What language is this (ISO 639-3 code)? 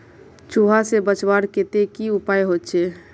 mag